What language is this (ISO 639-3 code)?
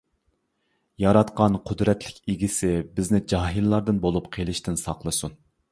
uig